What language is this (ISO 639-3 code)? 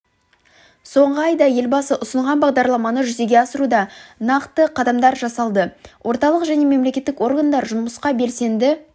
kaz